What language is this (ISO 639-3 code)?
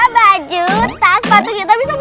ind